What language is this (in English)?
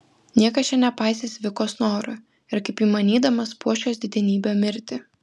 Lithuanian